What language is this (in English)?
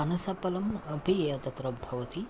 Sanskrit